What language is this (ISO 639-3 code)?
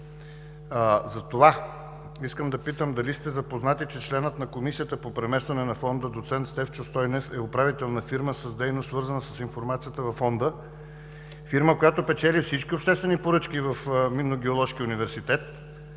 bul